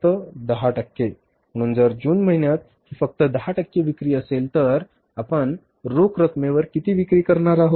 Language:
Marathi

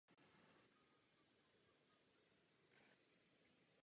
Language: Czech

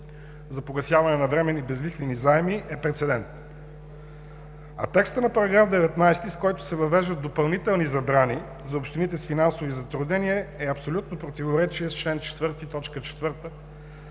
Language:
Bulgarian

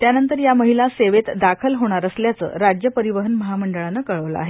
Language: Marathi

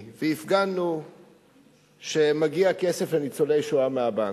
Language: Hebrew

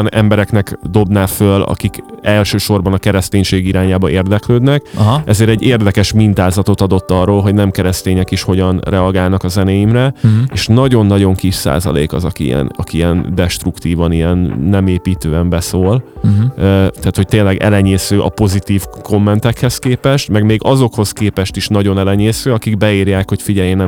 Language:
Hungarian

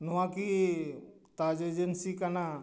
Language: Santali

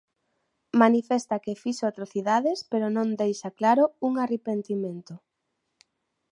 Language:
Galician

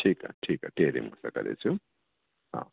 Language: Sindhi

